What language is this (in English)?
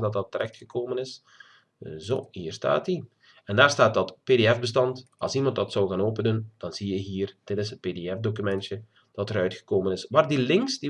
Dutch